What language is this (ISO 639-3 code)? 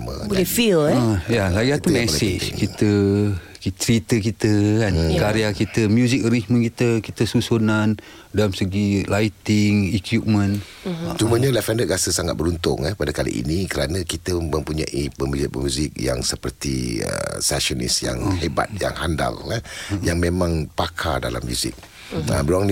msa